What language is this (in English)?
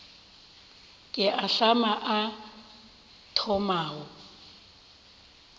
Northern Sotho